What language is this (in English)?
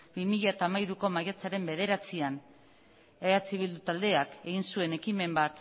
Basque